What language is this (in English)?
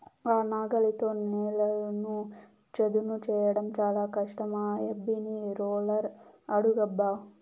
Telugu